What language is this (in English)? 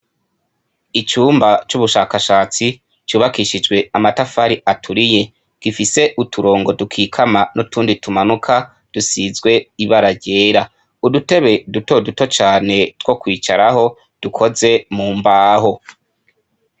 Rundi